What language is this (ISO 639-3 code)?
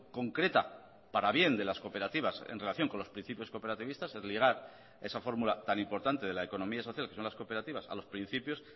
spa